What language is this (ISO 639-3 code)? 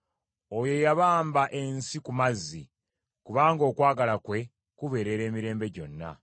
lug